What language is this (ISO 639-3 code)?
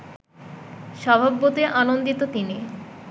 ben